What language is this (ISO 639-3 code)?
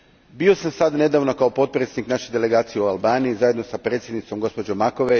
hrv